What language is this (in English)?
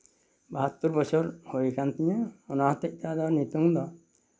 Santali